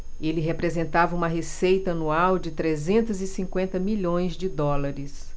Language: Portuguese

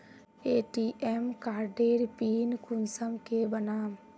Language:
Magahi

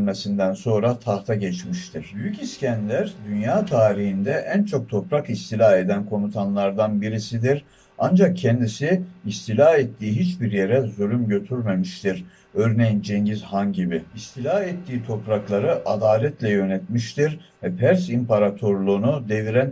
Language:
Turkish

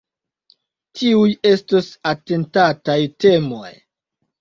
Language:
Esperanto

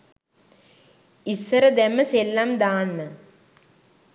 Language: Sinhala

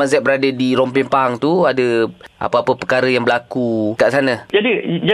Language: Malay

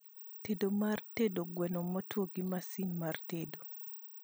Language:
Luo (Kenya and Tanzania)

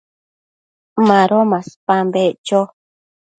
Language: Matsés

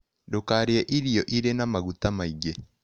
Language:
Kikuyu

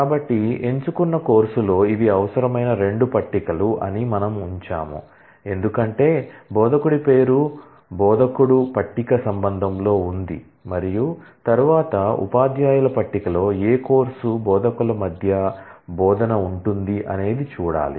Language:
Telugu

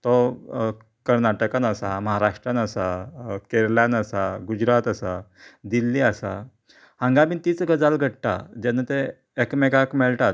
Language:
Konkani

